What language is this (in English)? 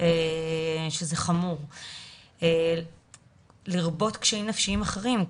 Hebrew